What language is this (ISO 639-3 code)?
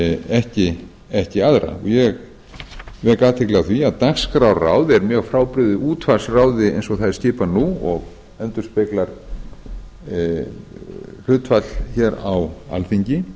isl